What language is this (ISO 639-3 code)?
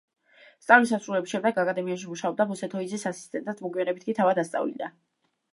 kat